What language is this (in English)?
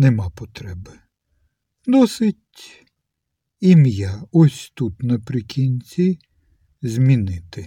Ukrainian